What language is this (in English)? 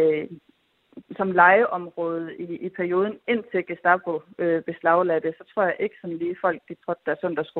Danish